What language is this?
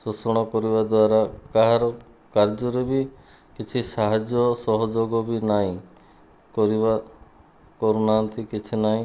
Odia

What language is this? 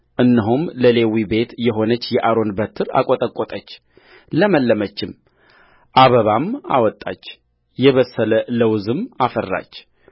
Amharic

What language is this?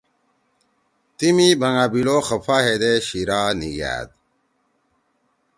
Torwali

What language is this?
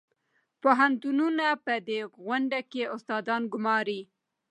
Pashto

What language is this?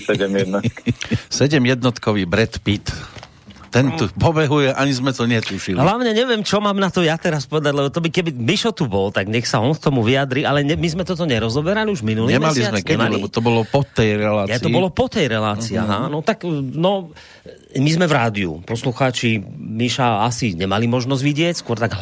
Slovak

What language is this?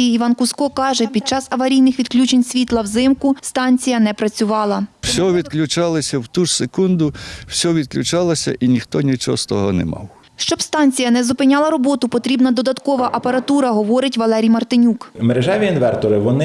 Ukrainian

